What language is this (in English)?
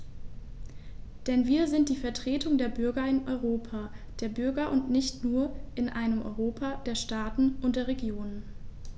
German